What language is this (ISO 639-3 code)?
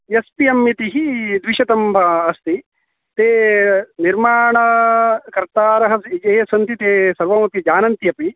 san